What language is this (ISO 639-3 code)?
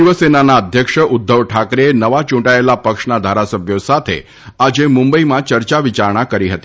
guj